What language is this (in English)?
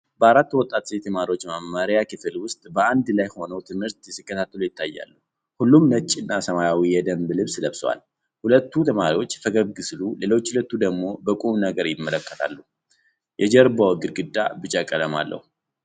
Amharic